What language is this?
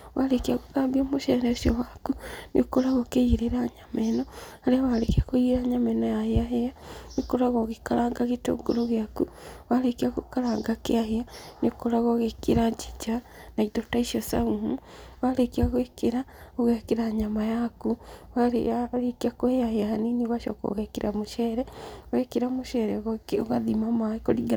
Kikuyu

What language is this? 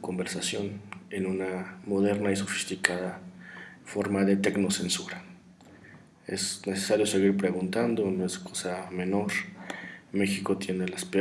Spanish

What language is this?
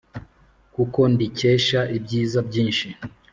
Kinyarwanda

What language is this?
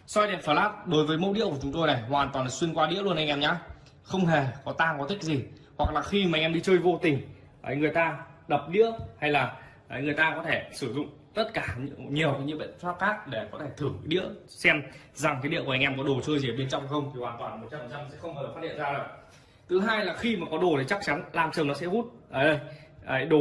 Vietnamese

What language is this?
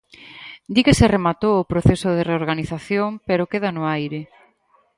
Galician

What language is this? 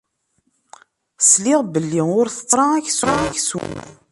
Kabyle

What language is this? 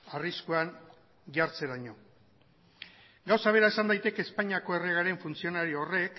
Basque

